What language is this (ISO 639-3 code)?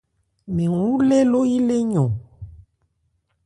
ebr